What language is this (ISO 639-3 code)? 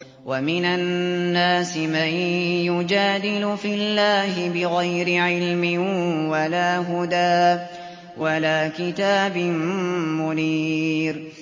ara